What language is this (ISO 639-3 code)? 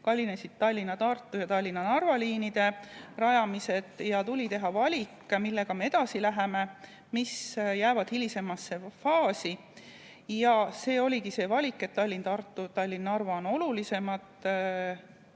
est